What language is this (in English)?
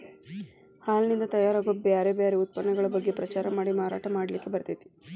Kannada